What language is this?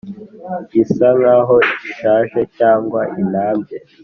Kinyarwanda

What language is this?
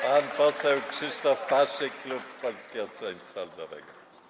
Polish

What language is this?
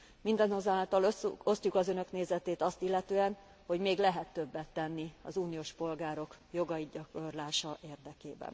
Hungarian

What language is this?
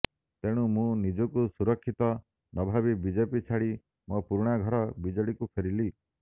Odia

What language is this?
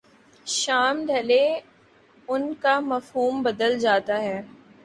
Urdu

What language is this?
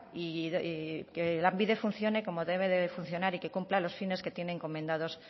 Spanish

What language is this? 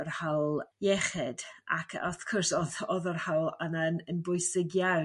Welsh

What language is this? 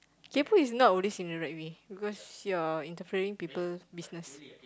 English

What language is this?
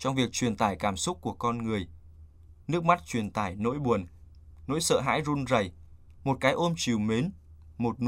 Vietnamese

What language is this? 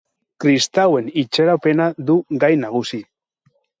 Basque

